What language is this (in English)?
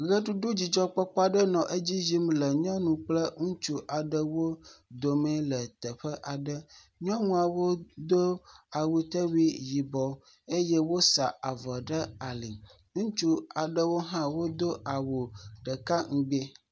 Ewe